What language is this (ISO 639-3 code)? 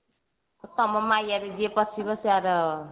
ori